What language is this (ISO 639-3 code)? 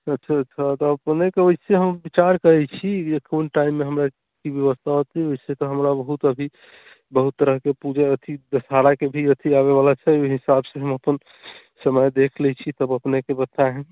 mai